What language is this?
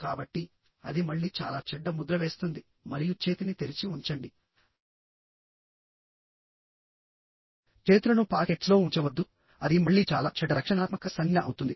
Telugu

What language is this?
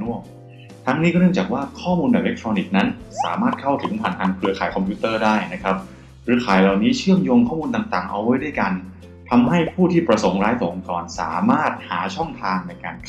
Thai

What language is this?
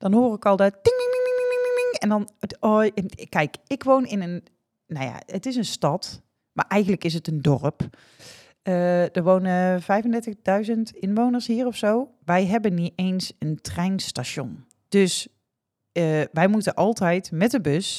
Dutch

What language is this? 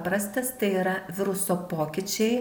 Lithuanian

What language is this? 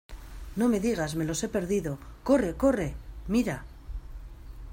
Spanish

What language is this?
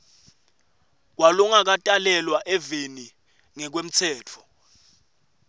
Swati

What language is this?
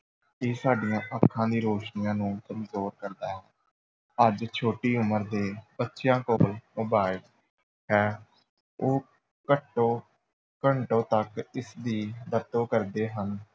Punjabi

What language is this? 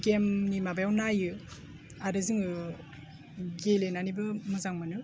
Bodo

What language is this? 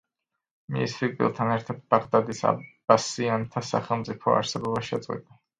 Georgian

